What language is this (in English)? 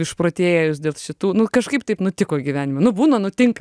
Lithuanian